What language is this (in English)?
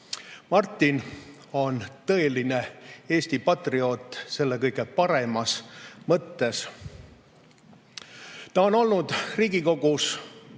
Estonian